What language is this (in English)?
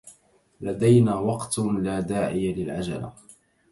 Arabic